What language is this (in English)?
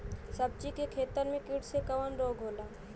Bhojpuri